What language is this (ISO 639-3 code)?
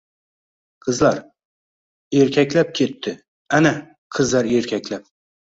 uzb